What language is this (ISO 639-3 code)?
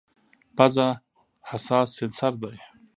pus